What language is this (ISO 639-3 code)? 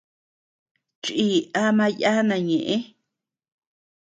cux